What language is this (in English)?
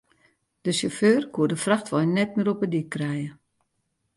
Western Frisian